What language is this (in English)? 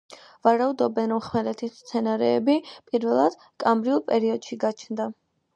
Georgian